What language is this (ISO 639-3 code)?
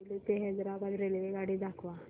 mar